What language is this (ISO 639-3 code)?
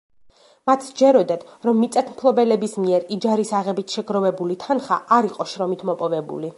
kat